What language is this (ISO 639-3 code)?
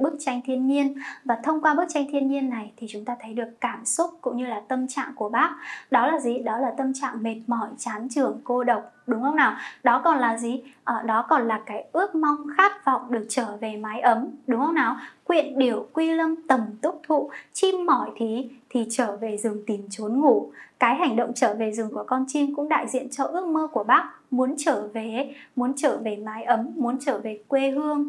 vie